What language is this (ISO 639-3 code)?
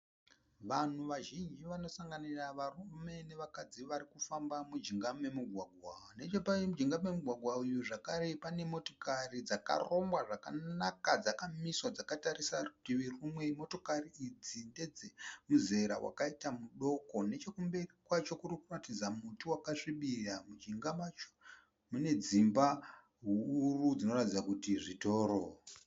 sna